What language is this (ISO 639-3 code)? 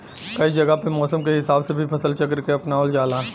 bho